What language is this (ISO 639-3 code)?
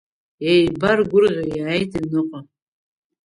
abk